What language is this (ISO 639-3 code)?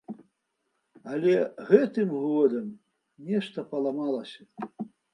bel